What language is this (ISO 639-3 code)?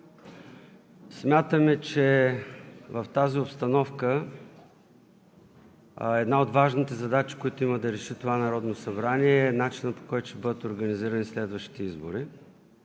bul